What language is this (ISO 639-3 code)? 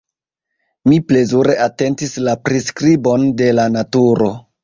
epo